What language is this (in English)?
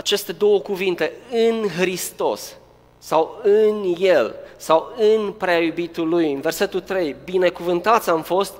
Romanian